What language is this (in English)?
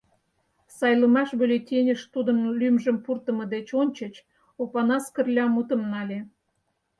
Mari